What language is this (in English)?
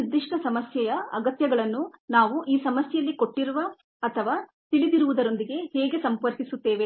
Kannada